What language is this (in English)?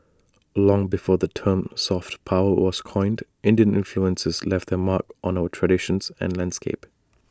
English